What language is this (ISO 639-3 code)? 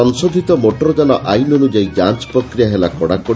ori